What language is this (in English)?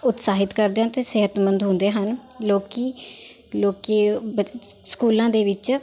Punjabi